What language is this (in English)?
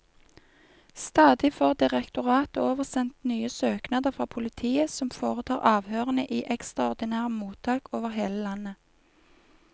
Norwegian